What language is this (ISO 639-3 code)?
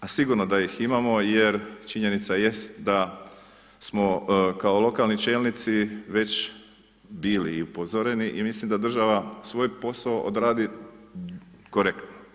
hrv